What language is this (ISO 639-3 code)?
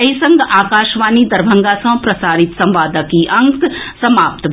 mai